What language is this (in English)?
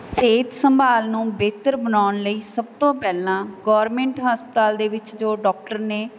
Punjabi